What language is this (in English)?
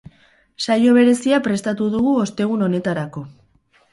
Basque